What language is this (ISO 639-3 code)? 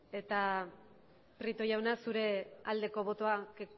eus